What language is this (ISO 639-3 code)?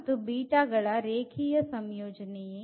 kan